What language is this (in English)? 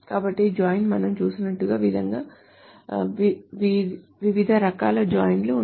Telugu